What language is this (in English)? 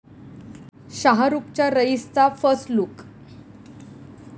Marathi